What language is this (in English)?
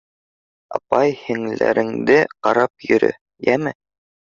Bashkir